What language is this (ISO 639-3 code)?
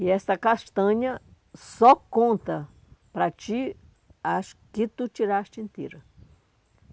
por